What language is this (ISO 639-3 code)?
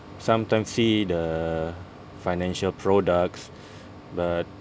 eng